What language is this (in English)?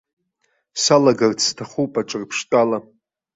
Abkhazian